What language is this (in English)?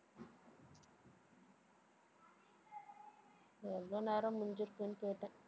Tamil